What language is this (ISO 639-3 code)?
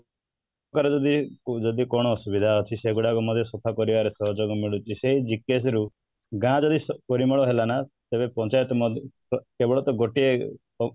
ori